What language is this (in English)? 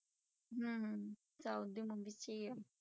Punjabi